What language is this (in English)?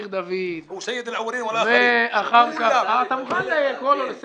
Hebrew